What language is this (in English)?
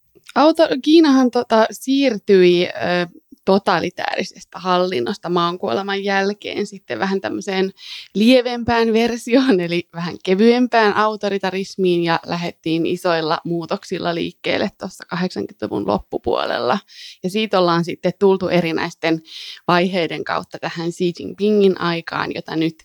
Finnish